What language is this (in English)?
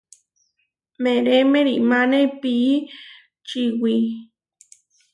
Huarijio